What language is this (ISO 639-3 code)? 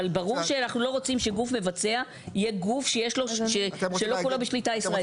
heb